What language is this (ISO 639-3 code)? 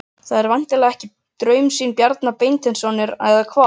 isl